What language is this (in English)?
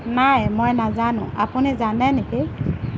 Assamese